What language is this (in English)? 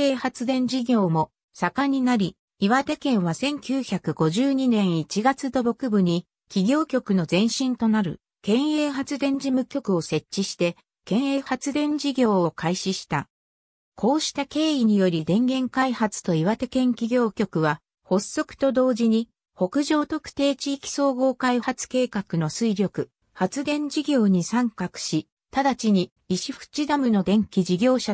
Japanese